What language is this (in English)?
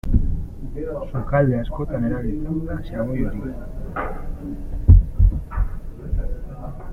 Basque